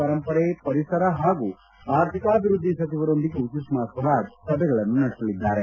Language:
Kannada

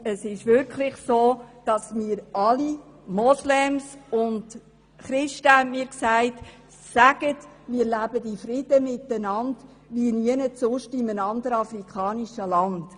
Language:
Swiss German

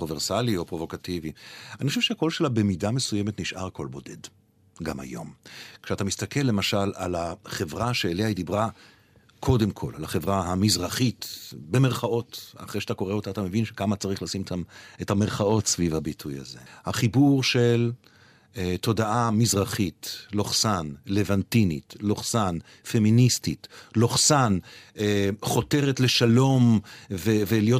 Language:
Hebrew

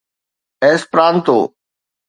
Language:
Sindhi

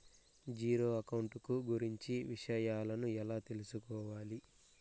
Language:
Telugu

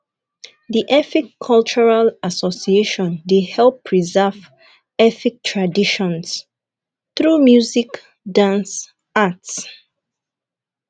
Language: Nigerian Pidgin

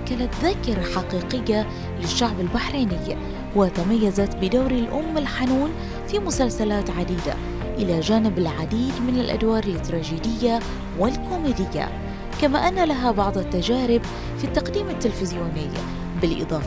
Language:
Arabic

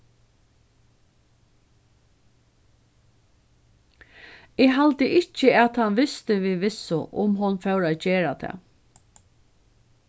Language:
Faroese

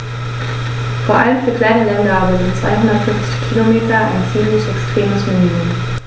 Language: German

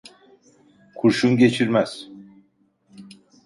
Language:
Turkish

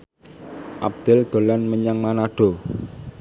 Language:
Javanese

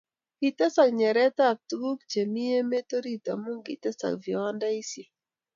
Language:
Kalenjin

